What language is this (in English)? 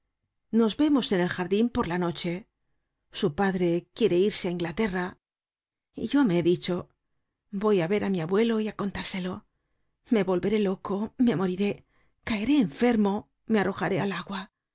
Spanish